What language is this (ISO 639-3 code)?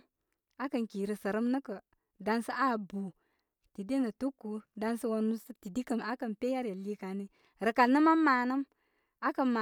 kmy